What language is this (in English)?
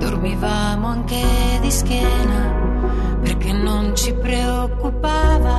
Italian